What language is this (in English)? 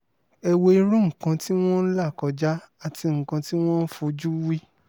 Yoruba